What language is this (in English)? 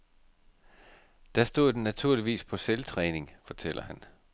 Danish